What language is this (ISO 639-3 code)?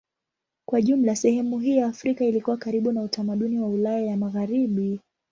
swa